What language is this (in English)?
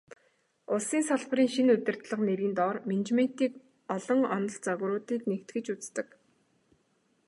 Mongolian